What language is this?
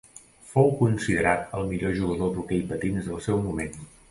Catalan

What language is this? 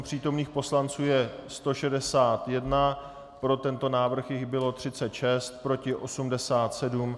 Czech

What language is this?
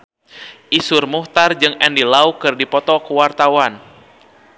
Sundanese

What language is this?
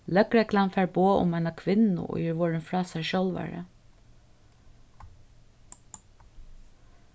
Faroese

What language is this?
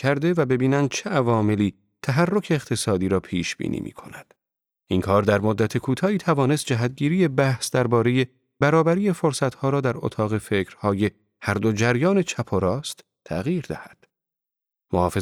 Persian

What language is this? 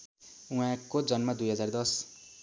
Nepali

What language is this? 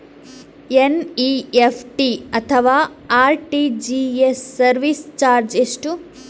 Kannada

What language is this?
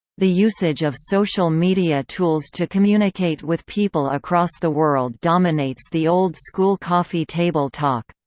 English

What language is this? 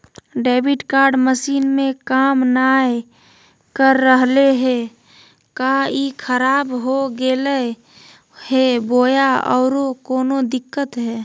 Magahi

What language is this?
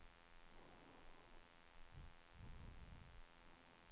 Swedish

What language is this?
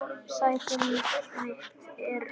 Icelandic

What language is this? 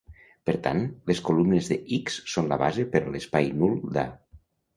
Catalan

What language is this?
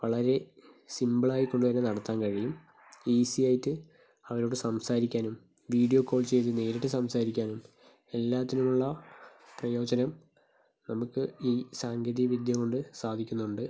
Malayalam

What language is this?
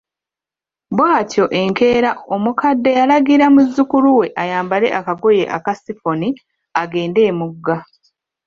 Ganda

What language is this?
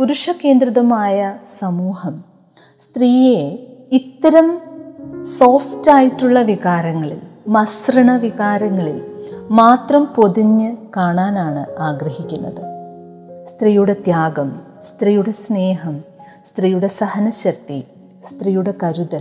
Malayalam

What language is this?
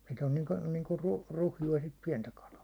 Finnish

